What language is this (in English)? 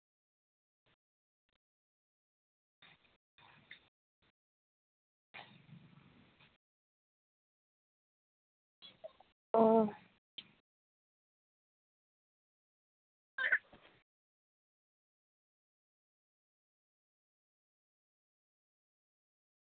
Santali